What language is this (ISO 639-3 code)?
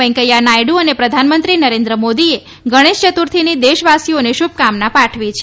guj